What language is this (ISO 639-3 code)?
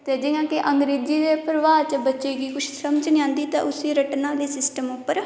doi